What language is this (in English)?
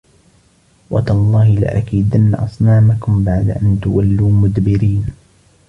Arabic